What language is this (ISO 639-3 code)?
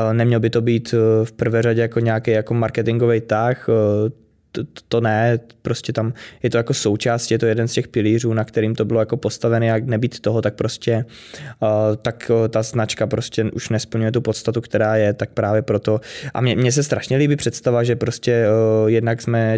ces